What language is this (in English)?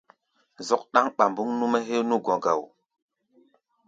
Gbaya